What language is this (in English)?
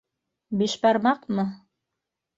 Bashkir